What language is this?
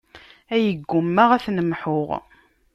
Kabyle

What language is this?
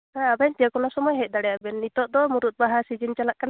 Santali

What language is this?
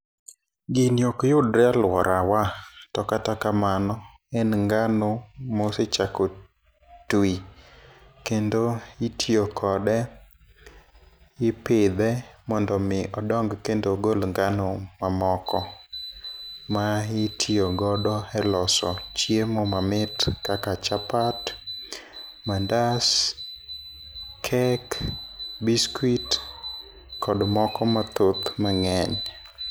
Luo (Kenya and Tanzania)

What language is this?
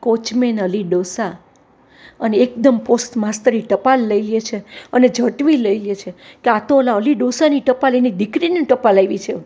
Gujarati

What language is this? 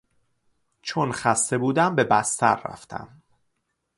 Persian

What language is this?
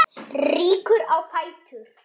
Icelandic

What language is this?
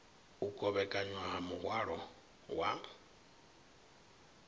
Venda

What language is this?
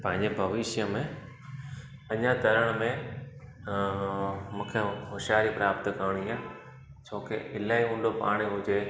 Sindhi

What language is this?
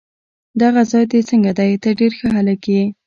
Pashto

